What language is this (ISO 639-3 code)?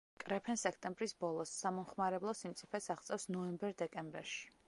kat